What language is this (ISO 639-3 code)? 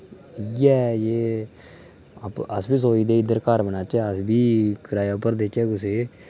doi